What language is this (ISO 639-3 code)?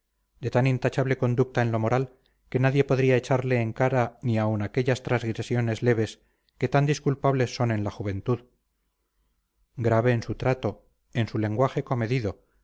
spa